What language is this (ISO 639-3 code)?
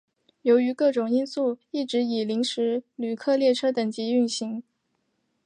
zho